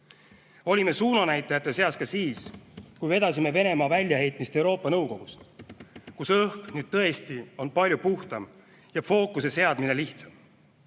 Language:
Estonian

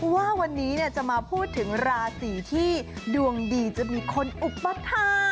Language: Thai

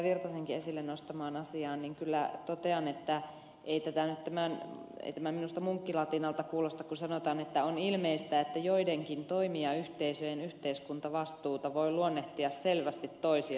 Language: Finnish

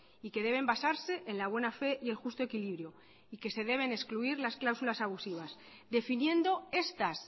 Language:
Spanish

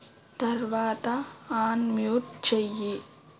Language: Telugu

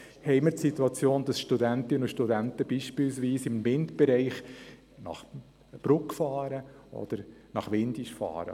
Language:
Swiss German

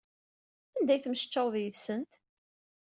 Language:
Kabyle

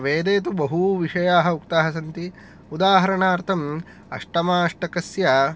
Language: Sanskrit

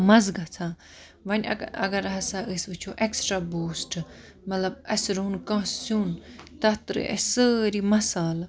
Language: Kashmiri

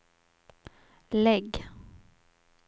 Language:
Swedish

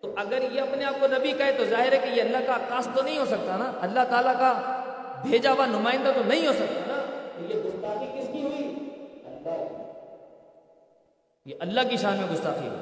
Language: Urdu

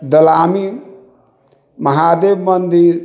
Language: Maithili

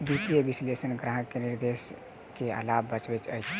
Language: Maithili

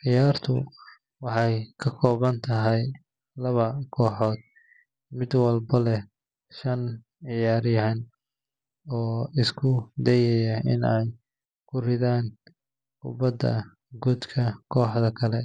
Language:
Somali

